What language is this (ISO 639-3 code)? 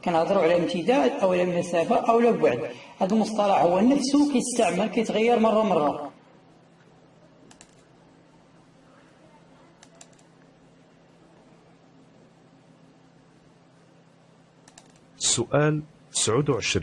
ara